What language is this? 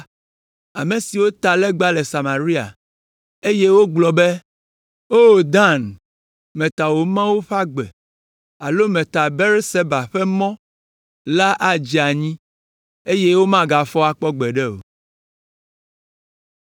Ewe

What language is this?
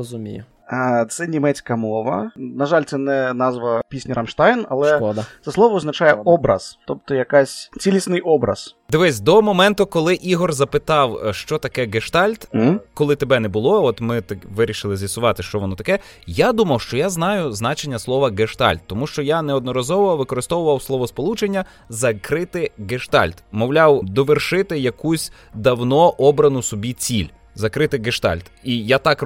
Ukrainian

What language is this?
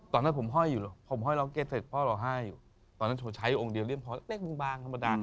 Thai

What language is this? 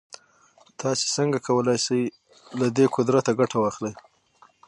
Pashto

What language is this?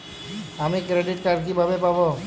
Bangla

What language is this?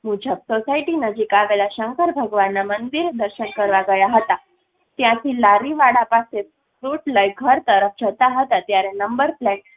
Gujarati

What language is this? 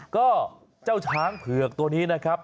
Thai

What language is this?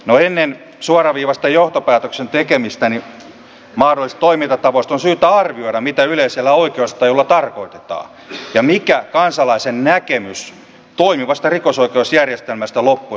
Finnish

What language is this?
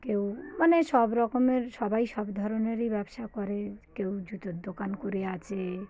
Bangla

